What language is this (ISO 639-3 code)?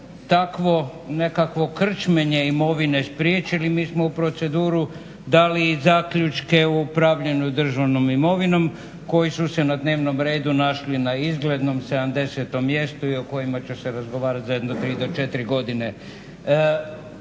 hrv